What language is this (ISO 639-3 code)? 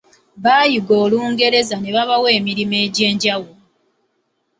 lug